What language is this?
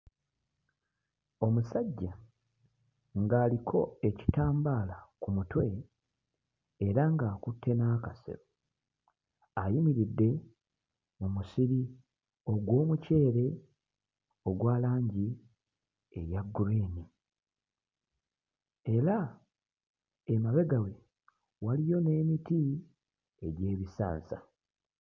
Ganda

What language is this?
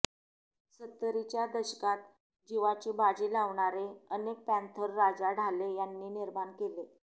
Marathi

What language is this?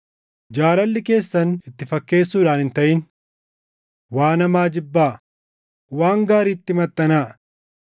Oromo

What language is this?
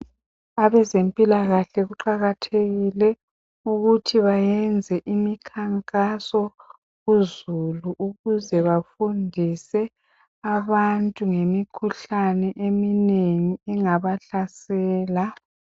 North Ndebele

